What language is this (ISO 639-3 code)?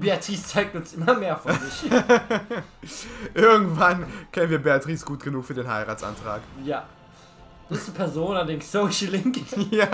deu